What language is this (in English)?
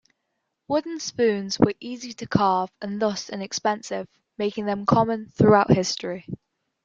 English